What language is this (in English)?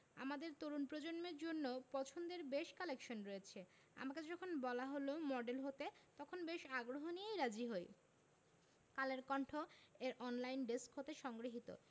Bangla